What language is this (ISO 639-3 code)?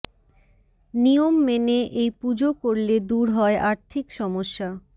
ben